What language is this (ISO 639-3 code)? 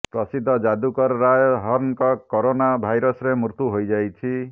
ori